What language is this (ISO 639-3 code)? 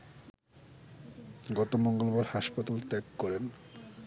ben